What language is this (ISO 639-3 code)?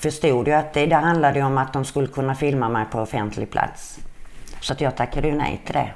swe